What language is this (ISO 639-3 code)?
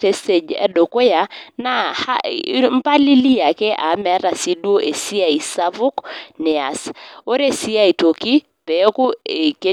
mas